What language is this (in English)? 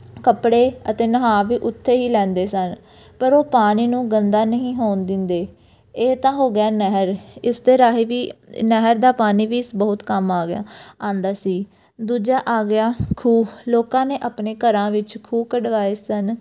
Punjabi